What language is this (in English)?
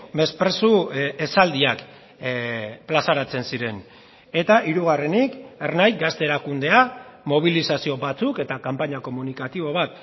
Basque